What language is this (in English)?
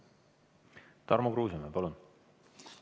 Estonian